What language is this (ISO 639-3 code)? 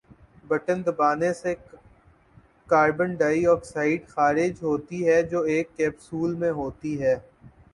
urd